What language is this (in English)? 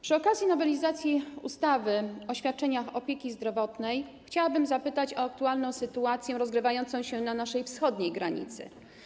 Polish